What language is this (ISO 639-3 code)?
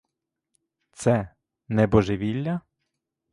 ukr